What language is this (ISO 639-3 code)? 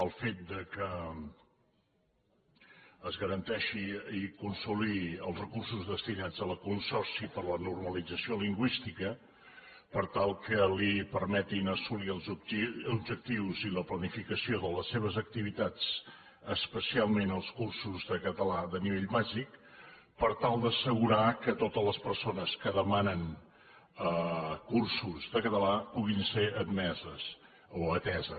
cat